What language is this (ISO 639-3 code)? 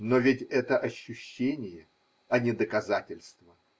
rus